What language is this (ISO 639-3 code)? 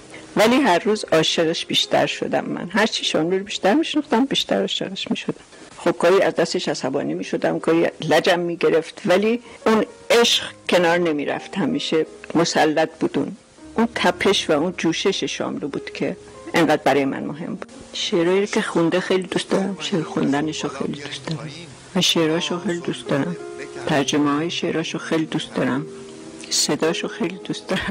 fas